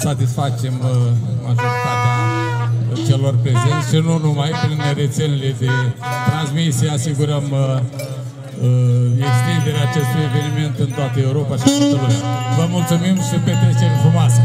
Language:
Romanian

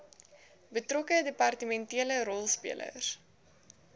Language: Afrikaans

